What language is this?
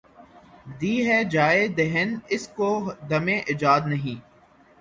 Urdu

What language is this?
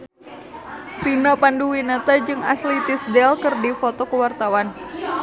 Sundanese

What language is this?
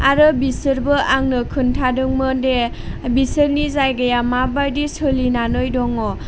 Bodo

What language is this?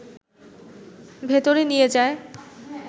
Bangla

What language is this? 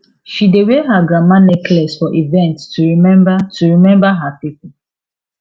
Nigerian Pidgin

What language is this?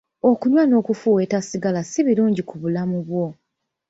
Ganda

